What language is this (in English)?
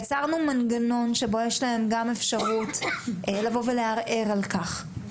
Hebrew